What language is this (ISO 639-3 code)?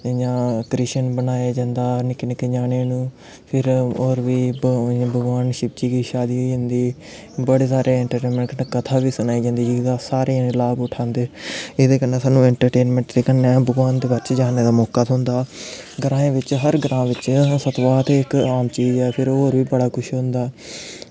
doi